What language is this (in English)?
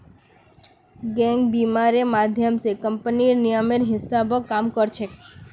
Magahi